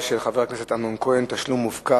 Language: Hebrew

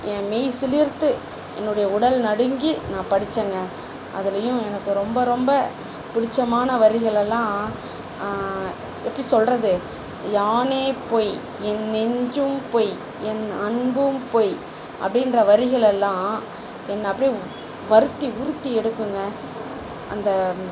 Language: Tamil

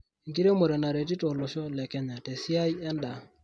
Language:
Masai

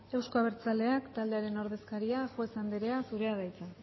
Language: Basque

